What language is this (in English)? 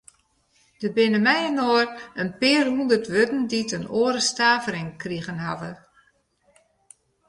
Western Frisian